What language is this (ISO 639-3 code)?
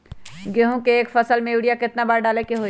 mag